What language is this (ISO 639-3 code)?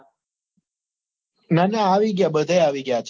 guj